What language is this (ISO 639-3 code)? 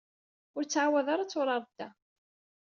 kab